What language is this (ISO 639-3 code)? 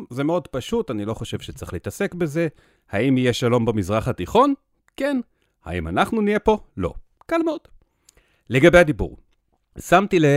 heb